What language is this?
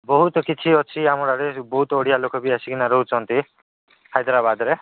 Odia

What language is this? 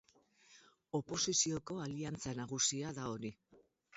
Basque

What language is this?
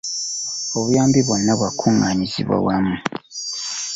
Ganda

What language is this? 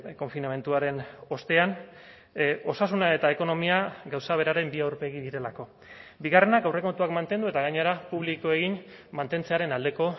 Basque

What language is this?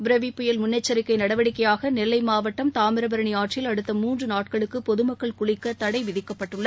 Tamil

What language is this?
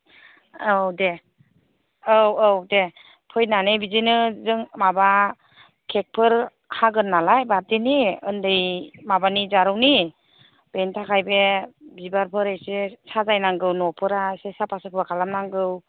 Bodo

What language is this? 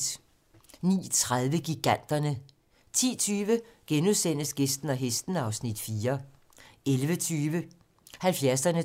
Danish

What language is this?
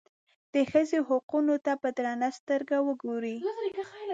Pashto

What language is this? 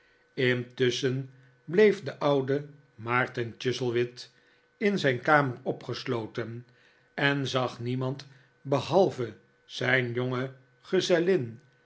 Dutch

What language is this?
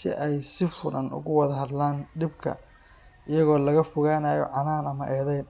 Somali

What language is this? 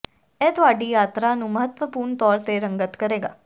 Punjabi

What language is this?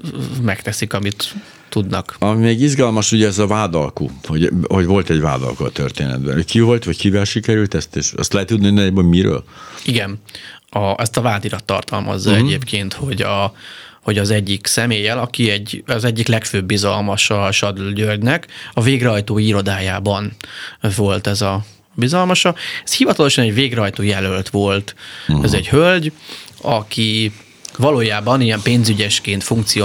Hungarian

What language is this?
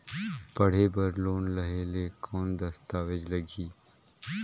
Chhattisgarhi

